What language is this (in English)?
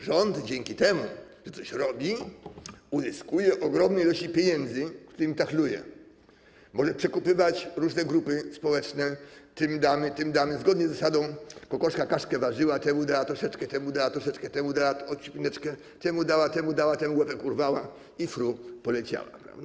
Polish